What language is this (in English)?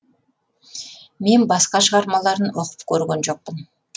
Kazakh